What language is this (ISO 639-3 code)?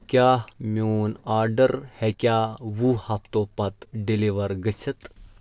kas